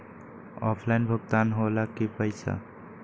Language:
Magahi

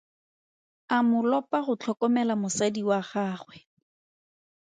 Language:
Tswana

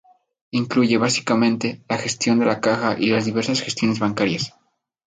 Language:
Spanish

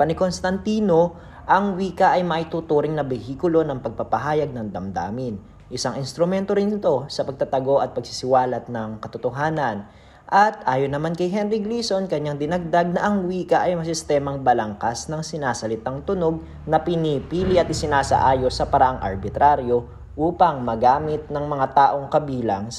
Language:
Filipino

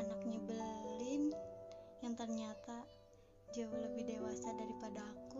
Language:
Indonesian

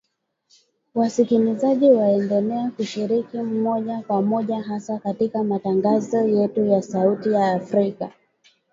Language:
Swahili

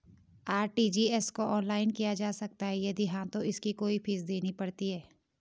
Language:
Hindi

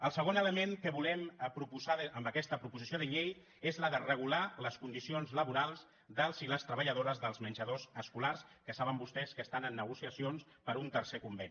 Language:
Catalan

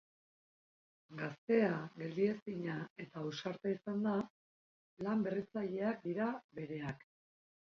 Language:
Basque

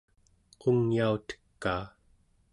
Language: Central Yupik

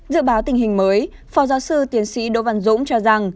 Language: Vietnamese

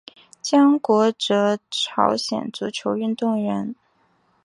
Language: Chinese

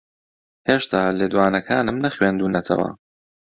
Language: Central Kurdish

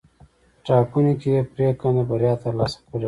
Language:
Pashto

